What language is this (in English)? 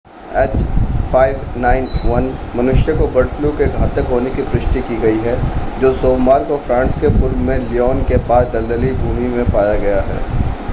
Hindi